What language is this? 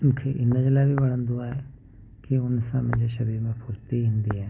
Sindhi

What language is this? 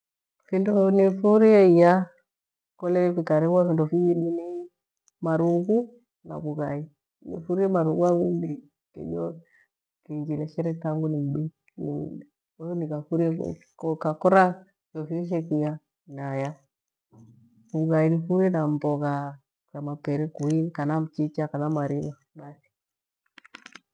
Gweno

